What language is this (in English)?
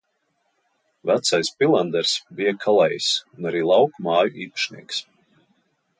Latvian